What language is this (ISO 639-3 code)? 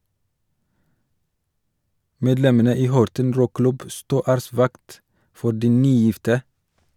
nor